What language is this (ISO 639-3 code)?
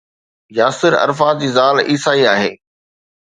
snd